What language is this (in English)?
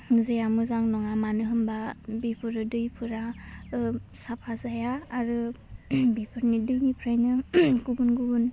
Bodo